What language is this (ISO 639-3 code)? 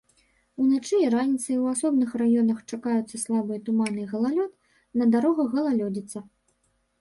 bel